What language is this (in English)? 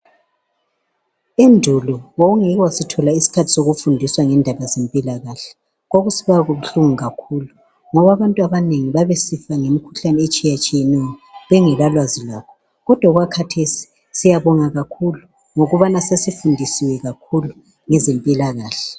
North Ndebele